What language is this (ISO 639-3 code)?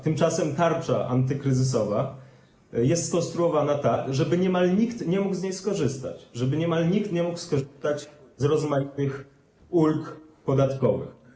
pol